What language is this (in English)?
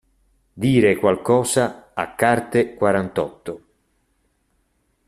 Italian